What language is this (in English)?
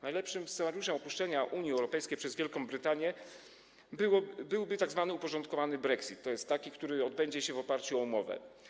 Polish